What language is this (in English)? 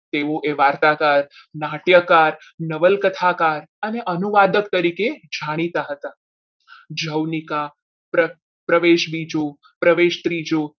Gujarati